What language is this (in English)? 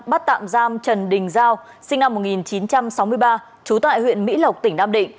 Vietnamese